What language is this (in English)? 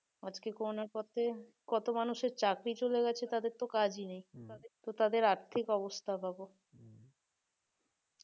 Bangla